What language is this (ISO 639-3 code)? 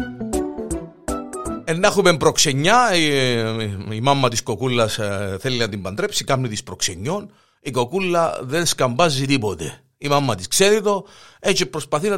ell